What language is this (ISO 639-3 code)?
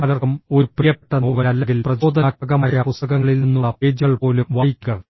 mal